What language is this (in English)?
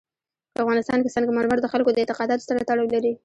Pashto